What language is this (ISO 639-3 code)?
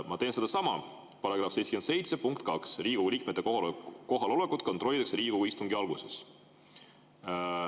est